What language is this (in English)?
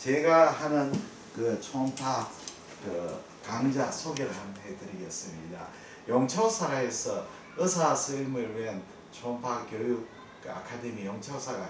Korean